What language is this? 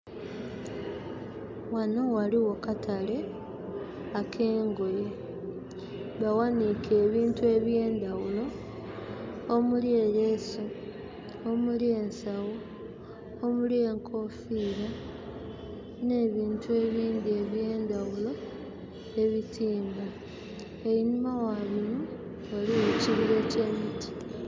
Soga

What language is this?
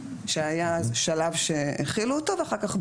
Hebrew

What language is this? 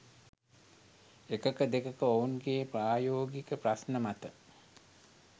Sinhala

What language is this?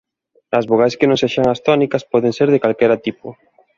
Galician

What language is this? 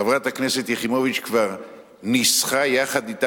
Hebrew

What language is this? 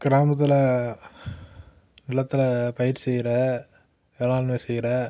Tamil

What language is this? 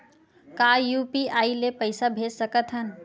Chhattisgarhi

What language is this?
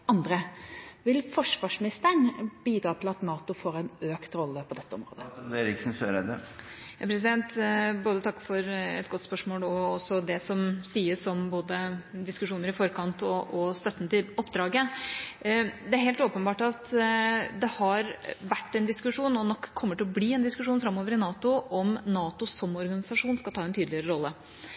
Norwegian Bokmål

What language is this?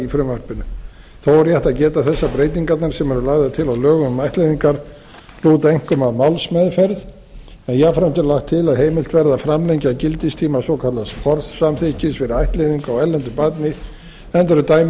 Icelandic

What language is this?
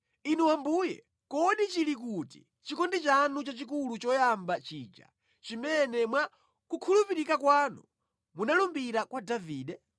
Nyanja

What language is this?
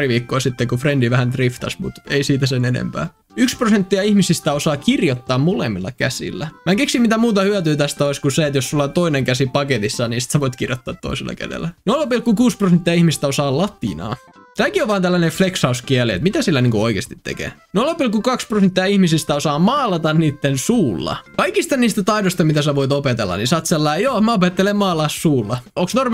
Finnish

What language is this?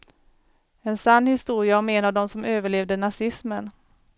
Swedish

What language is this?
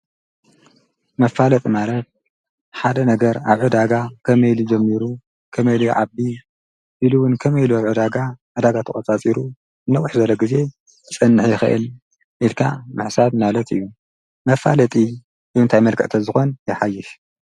Tigrinya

